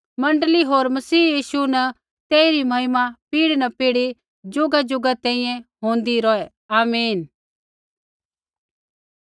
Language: Kullu Pahari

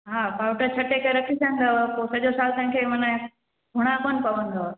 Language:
Sindhi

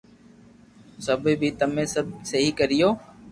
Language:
Loarki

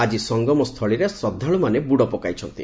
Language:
Odia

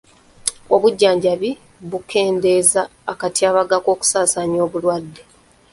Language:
Ganda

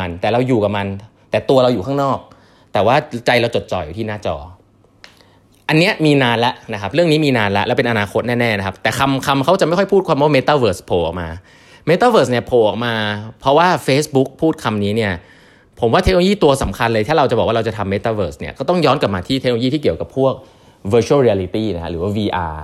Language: Thai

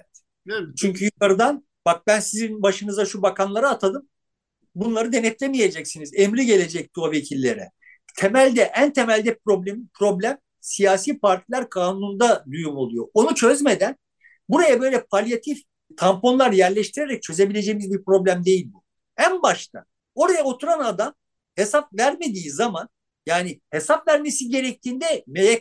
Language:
Turkish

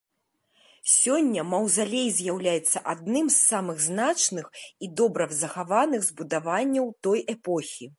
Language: Belarusian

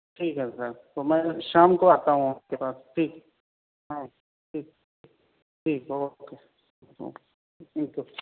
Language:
Urdu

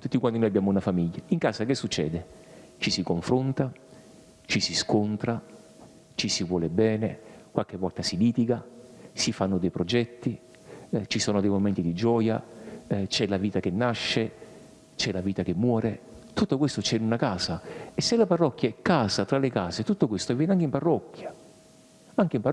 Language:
Italian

